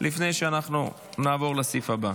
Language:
Hebrew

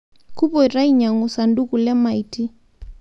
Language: Masai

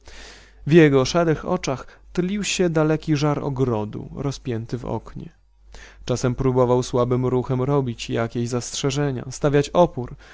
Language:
Polish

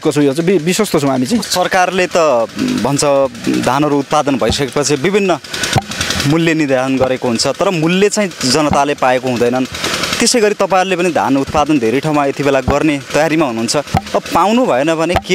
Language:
Arabic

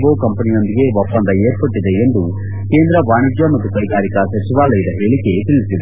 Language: Kannada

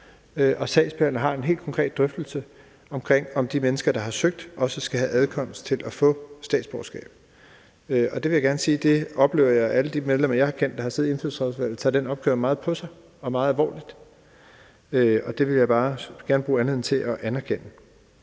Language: Danish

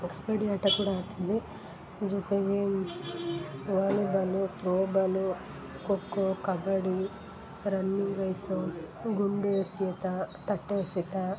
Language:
Kannada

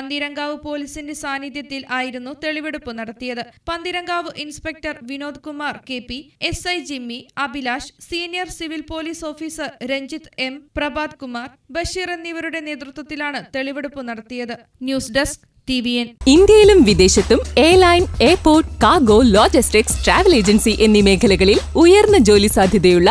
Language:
Malayalam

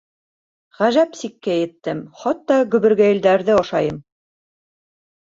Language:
Bashkir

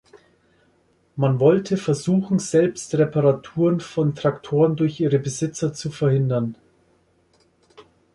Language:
German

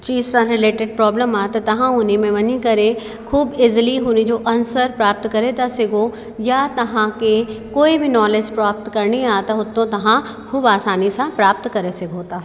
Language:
Sindhi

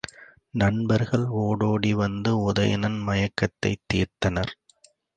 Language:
Tamil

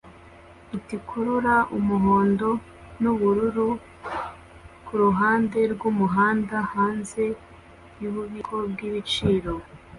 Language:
Kinyarwanda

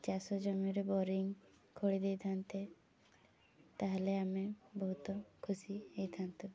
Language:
Odia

